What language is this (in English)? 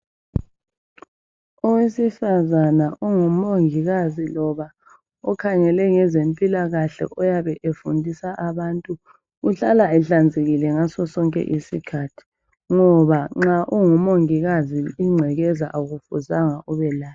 North Ndebele